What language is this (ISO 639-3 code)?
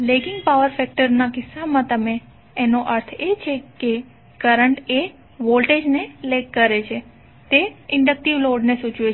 guj